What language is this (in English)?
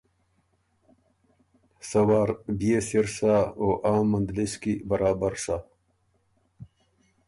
Ormuri